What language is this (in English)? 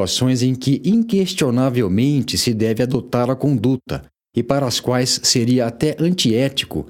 Portuguese